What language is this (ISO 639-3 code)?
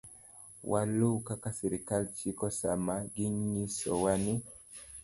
luo